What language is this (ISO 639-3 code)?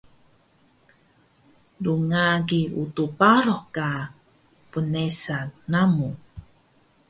trv